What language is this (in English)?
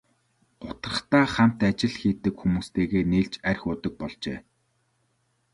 Mongolian